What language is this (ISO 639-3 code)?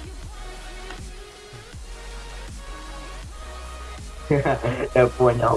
rus